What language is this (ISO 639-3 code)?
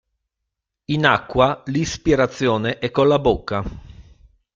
ita